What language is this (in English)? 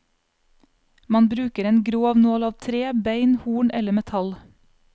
Norwegian